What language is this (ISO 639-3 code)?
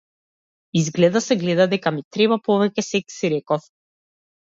mkd